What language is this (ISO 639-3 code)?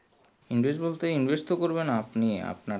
ben